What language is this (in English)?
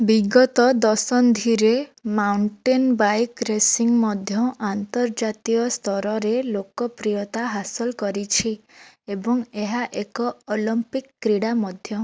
Odia